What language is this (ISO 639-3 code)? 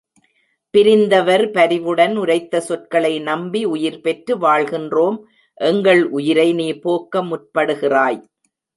tam